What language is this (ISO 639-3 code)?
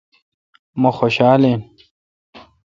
xka